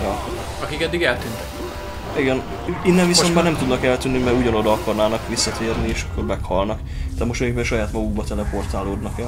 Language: Hungarian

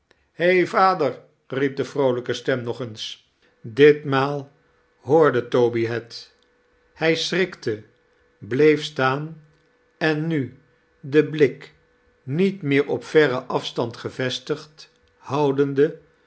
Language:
Dutch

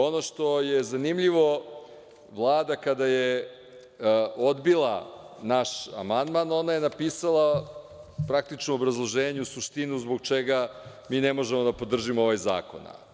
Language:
Serbian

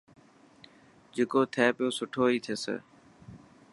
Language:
Dhatki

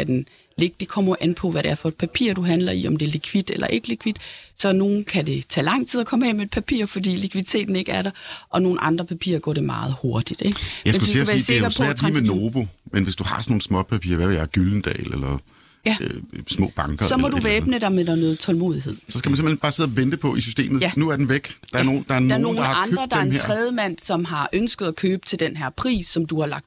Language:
Danish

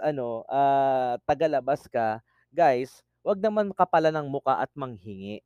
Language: Filipino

